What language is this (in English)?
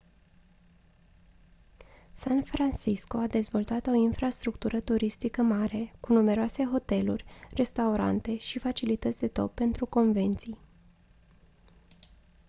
Romanian